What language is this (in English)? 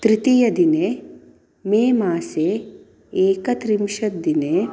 Sanskrit